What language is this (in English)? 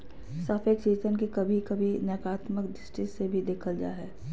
Magahi